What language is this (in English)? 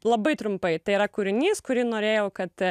Lithuanian